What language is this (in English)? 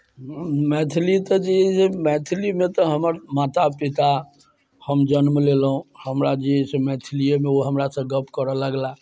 Maithili